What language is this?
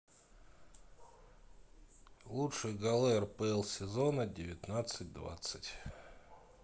Russian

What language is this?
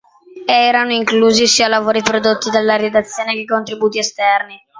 Italian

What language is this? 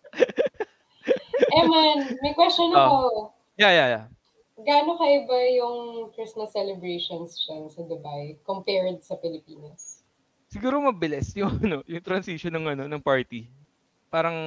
Filipino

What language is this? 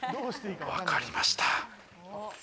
Japanese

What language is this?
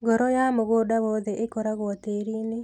Kikuyu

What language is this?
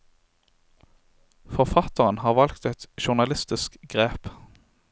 Norwegian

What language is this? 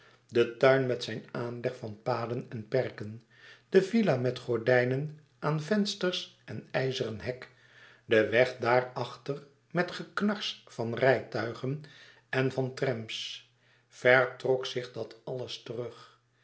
Dutch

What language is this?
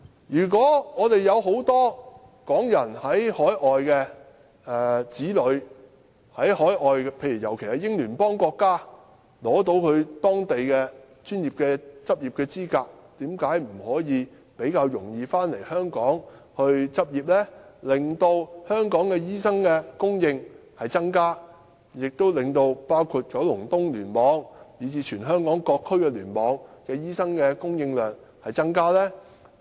Cantonese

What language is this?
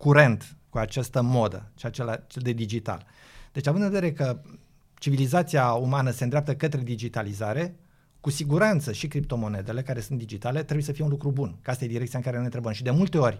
Romanian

